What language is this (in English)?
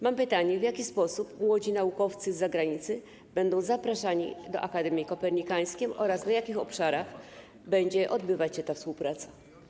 Polish